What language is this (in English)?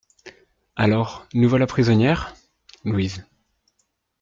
French